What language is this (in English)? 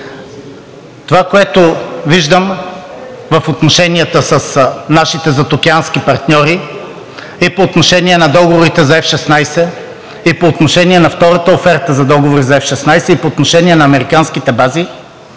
Bulgarian